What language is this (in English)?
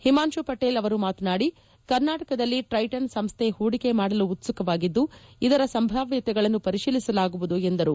Kannada